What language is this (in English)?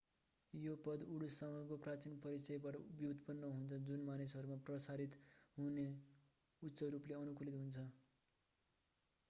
Nepali